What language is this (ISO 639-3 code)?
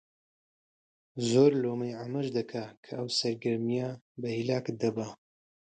ckb